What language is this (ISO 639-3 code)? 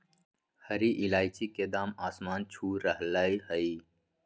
mag